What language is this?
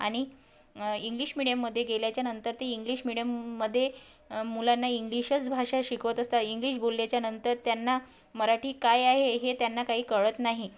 Marathi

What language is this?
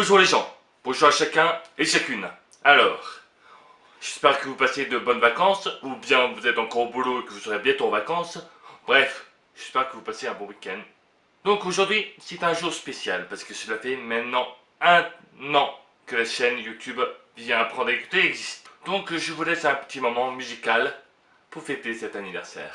French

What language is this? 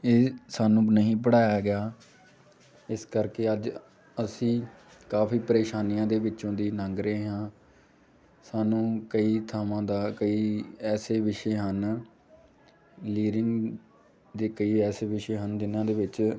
Punjabi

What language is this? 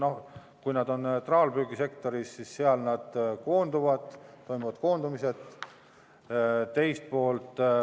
Estonian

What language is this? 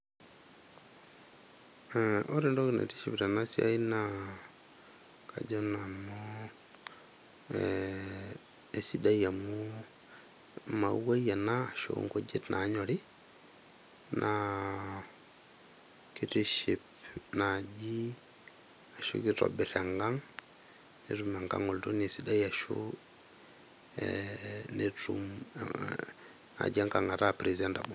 Masai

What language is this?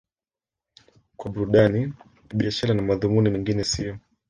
Swahili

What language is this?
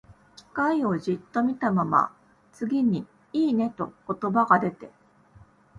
Japanese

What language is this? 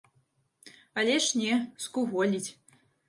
Belarusian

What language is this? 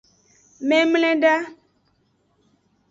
Aja (Benin)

